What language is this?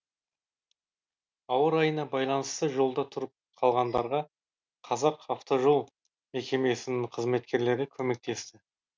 Kazakh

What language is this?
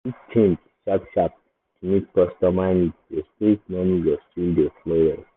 Nigerian Pidgin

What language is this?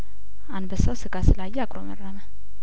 Amharic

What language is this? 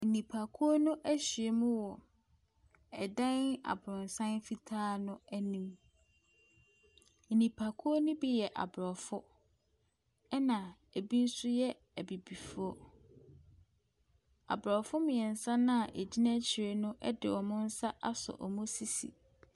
Akan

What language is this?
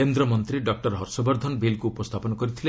Odia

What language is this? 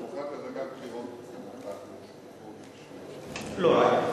Hebrew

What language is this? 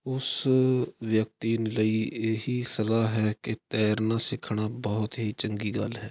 Punjabi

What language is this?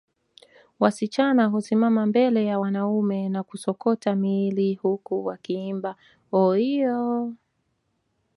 Swahili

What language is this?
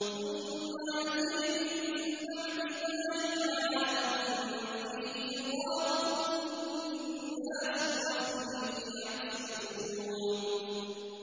Arabic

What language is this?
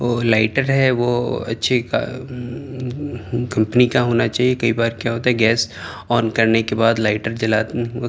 Urdu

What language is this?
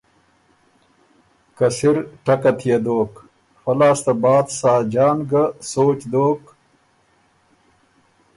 Ormuri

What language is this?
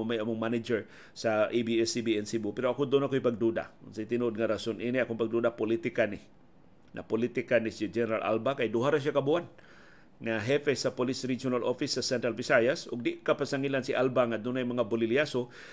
Filipino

